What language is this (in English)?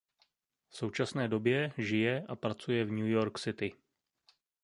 Czech